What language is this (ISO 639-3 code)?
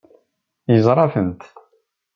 kab